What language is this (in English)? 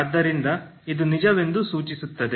Kannada